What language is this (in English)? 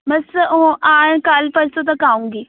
Punjabi